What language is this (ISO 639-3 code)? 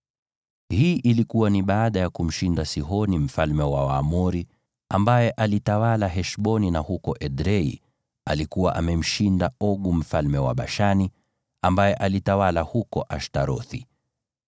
swa